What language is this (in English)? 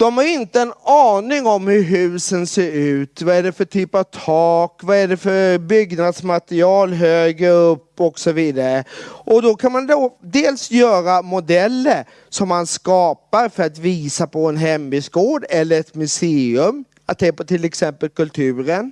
Swedish